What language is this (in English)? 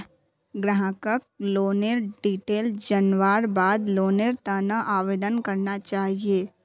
Magahi